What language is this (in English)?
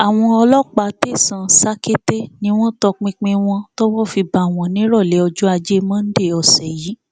Yoruba